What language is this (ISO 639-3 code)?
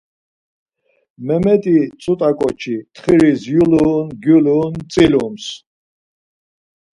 lzz